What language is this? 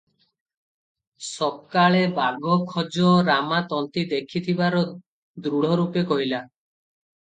Odia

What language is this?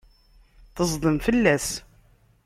Kabyle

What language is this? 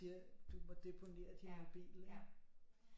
Danish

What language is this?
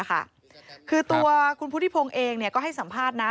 Thai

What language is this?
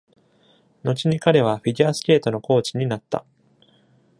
Japanese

